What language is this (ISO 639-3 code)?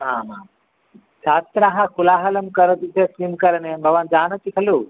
san